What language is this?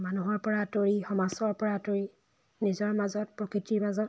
Assamese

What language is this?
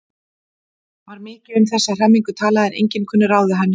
Icelandic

